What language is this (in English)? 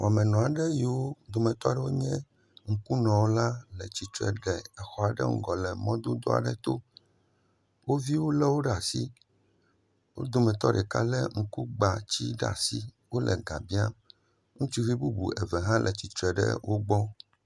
Ewe